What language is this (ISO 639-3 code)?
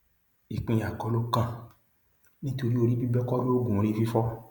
yor